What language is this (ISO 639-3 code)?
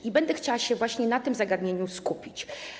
pol